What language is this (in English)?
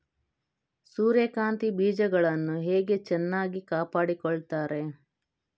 Kannada